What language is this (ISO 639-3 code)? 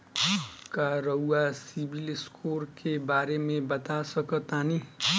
bho